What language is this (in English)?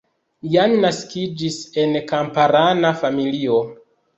Esperanto